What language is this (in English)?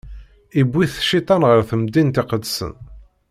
Kabyle